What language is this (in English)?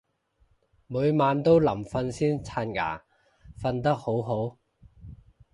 Cantonese